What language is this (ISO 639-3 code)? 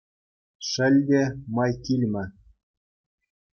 chv